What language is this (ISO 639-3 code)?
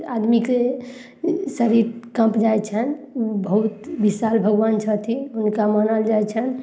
mai